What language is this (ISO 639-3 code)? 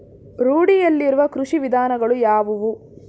kan